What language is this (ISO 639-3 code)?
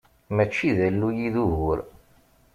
kab